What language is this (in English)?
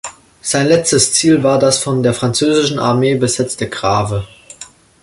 German